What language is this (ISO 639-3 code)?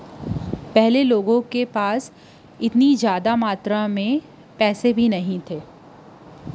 hne